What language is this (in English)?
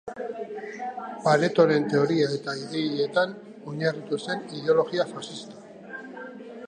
Basque